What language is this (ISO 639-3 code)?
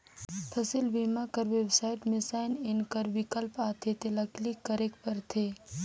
hne